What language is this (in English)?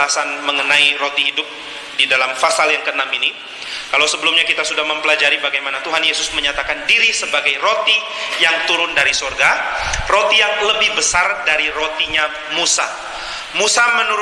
Indonesian